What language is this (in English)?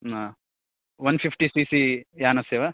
Sanskrit